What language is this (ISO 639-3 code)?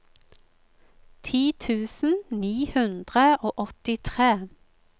nor